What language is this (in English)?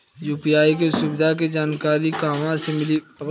Bhojpuri